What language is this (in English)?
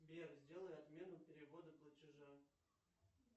Russian